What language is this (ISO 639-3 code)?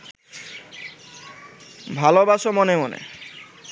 ben